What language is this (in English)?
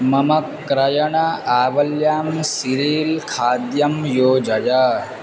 Sanskrit